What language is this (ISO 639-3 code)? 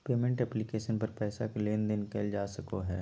mag